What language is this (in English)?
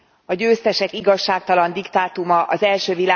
Hungarian